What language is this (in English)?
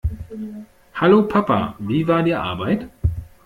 German